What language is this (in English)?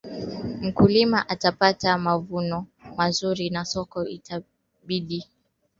Swahili